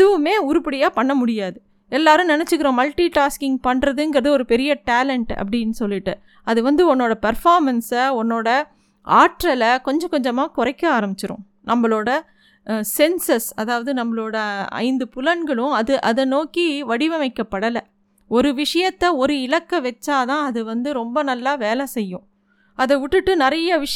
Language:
Tamil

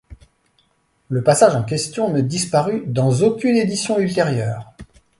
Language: French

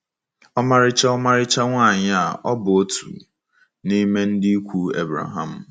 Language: Igbo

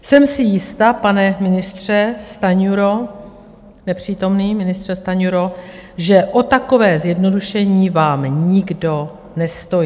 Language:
Czech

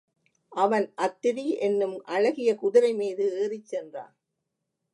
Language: Tamil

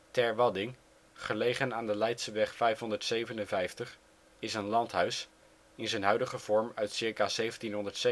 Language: Dutch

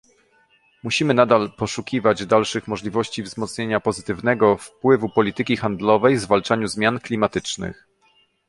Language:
Polish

